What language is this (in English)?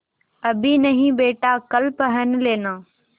Hindi